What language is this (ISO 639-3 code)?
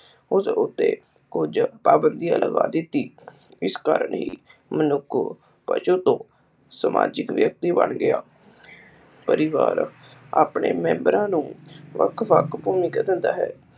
pan